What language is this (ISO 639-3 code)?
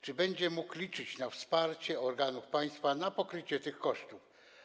pol